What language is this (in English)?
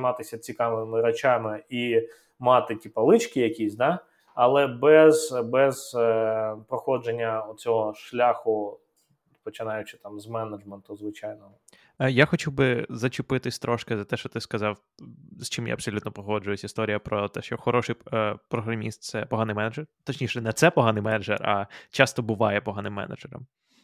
Ukrainian